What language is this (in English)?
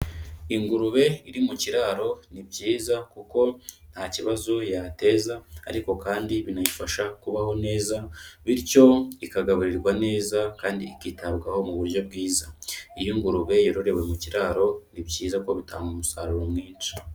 Kinyarwanda